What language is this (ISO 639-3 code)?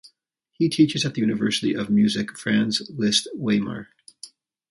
eng